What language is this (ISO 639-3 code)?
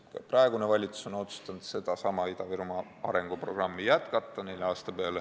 est